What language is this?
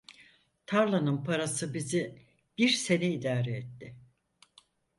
Turkish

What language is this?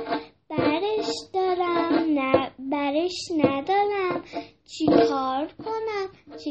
Persian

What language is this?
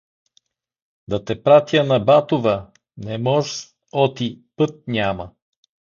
Bulgarian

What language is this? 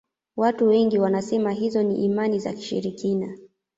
Swahili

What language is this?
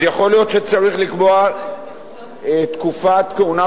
Hebrew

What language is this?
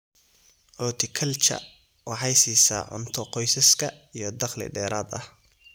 Somali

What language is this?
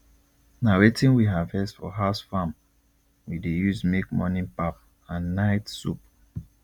Nigerian Pidgin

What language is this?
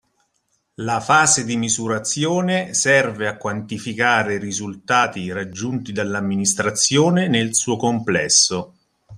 Italian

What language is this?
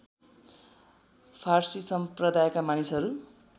Nepali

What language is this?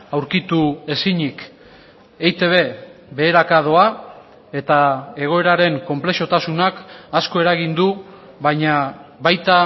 Basque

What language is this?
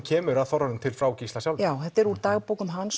Icelandic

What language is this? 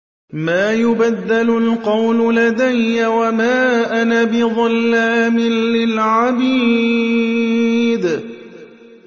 Arabic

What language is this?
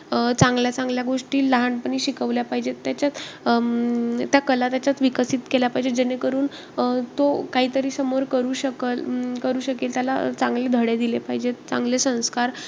Marathi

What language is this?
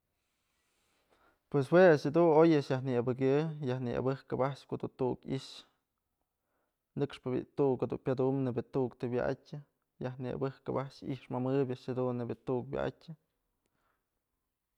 Mazatlán Mixe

